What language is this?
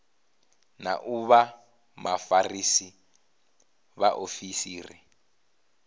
Venda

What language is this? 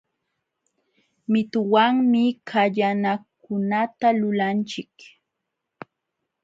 Jauja Wanca Quechua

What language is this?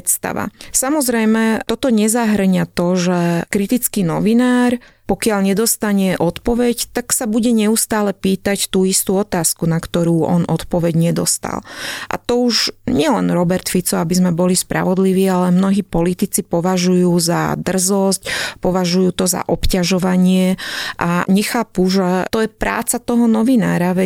Slovak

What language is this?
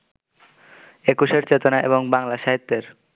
Bangla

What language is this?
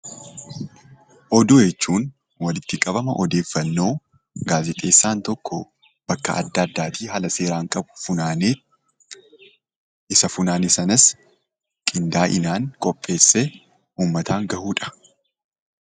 Oromo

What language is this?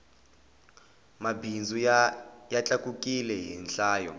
Tsonga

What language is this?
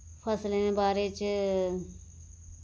Dogri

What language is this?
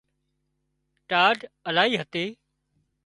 Wadiyara Koli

